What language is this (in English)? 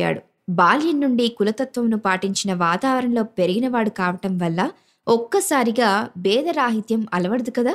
Telugu